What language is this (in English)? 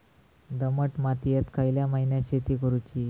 Marathi